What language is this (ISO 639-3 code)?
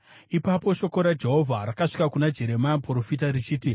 sna